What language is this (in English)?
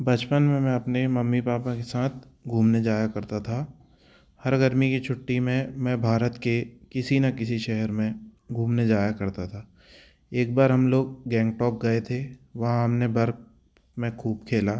Hindi